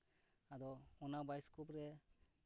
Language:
Santali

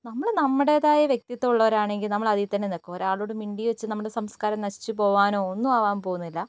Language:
Malayalam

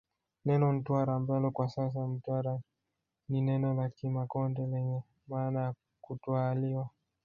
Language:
Swahili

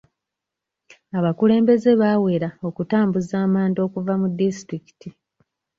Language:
Ganda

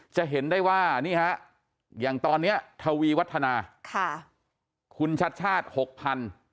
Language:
Thai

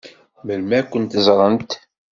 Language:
Kabyle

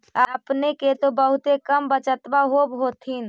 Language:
Magahi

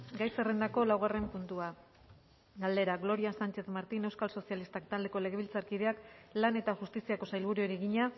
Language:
Basque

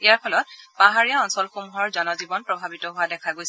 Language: Assamese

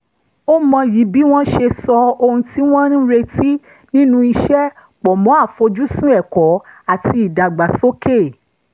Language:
Yoruba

